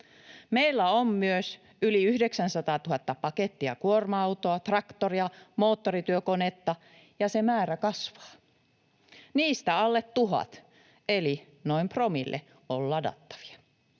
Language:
Finnish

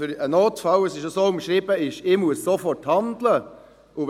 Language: Swiss German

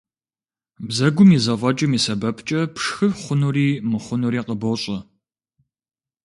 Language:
Kabardian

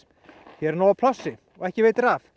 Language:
Icelandic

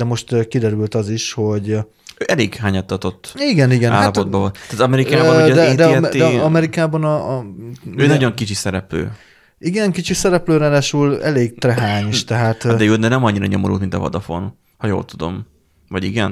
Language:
Hungarian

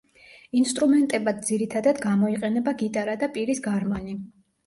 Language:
Georgian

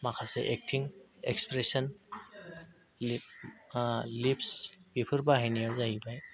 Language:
Bodo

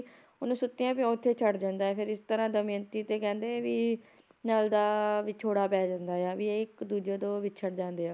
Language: Punjabi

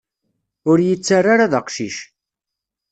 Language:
Kabyle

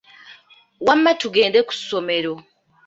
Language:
Ganda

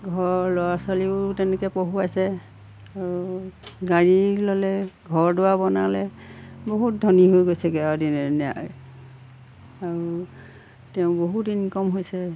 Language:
Assamese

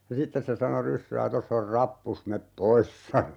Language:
Finnish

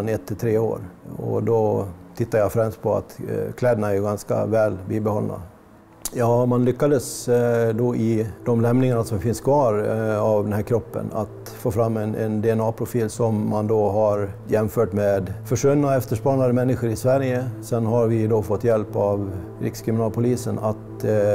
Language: Swedish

